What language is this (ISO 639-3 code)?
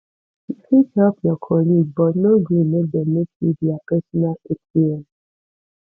pcm